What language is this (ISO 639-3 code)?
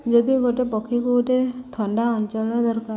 ori